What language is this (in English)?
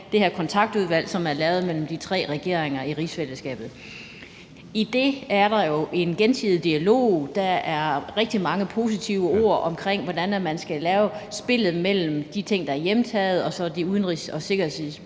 Danish